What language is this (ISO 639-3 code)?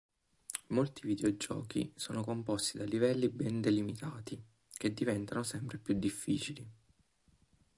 ita